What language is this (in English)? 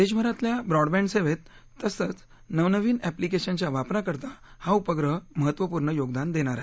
Marathi